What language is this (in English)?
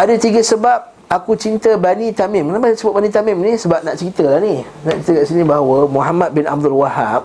Malay